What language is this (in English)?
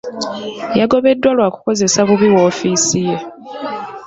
Ganda